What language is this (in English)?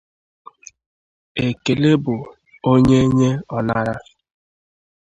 Igbo